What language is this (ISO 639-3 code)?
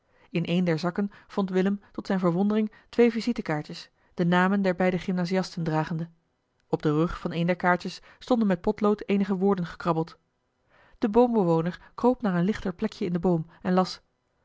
nld